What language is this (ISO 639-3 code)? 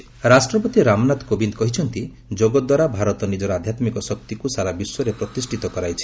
ori